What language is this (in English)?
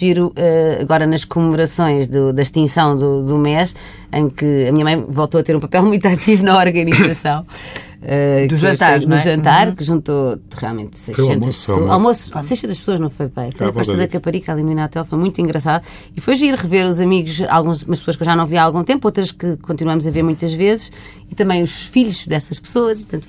Portuguese